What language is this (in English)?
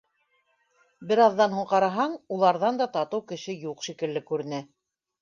Bashkir